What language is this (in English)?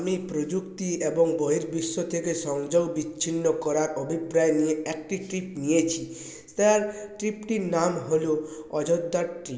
Bangla